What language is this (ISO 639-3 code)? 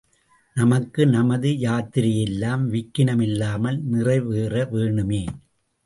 tam